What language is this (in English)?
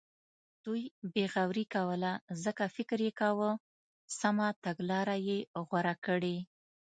Pashto